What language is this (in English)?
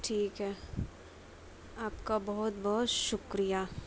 Urdu